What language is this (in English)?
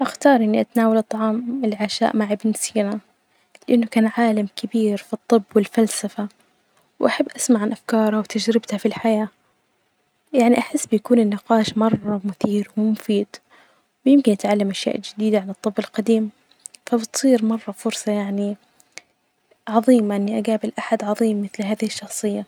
Najdi Arabic